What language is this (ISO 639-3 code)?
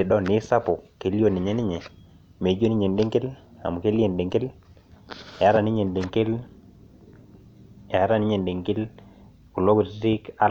mas